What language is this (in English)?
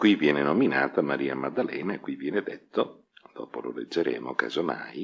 Italian